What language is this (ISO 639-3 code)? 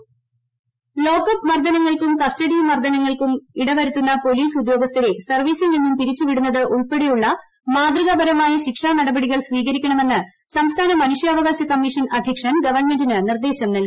mal